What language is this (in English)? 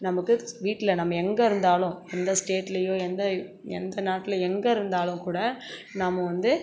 Tamil